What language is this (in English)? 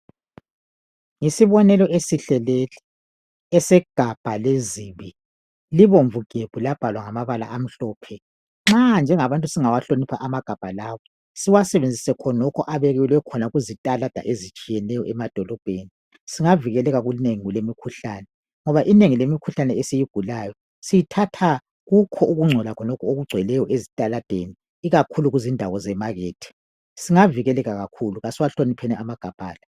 North Ndebele